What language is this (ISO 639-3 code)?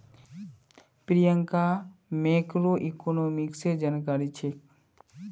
mag